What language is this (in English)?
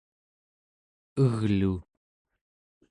Central Yupik